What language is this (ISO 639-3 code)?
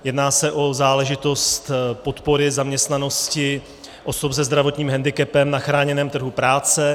ces